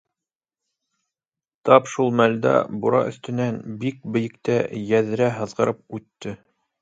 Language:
Bashkir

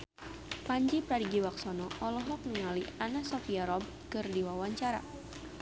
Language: Sundanese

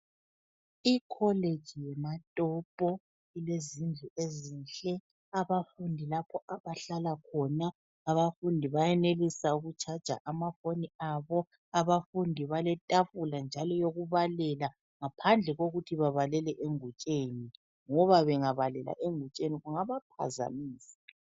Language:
North Ndebele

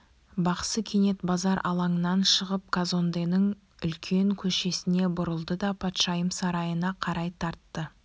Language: Kazakh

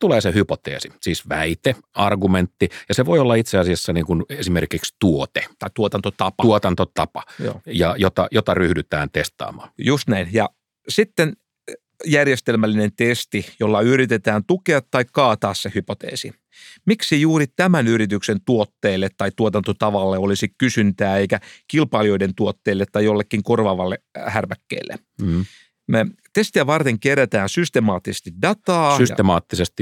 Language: Finnish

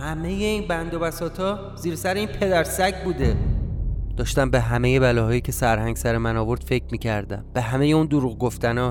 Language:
Persian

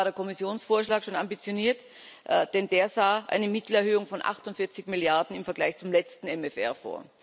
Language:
German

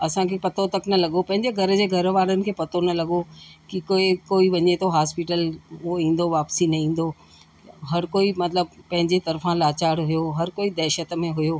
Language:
Sindhi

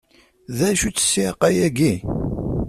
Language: Kabyle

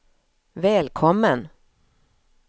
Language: Swedish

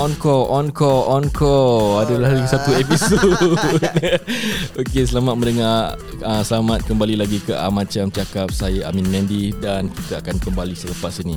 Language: Malay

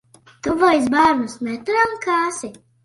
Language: Latvian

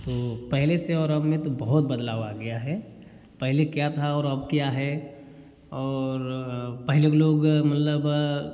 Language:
Hindi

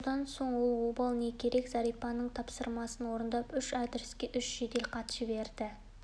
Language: Kazakh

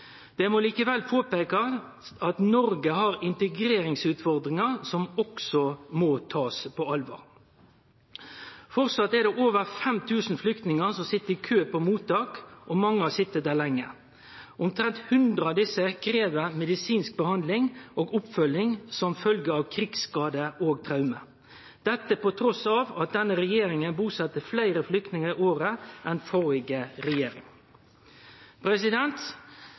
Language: Norwegian Nynorsk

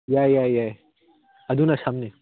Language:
Manipuri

